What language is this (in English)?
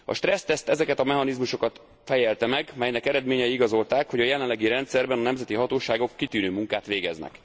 Hungarian